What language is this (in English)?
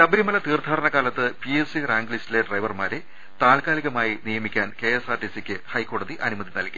Malayalam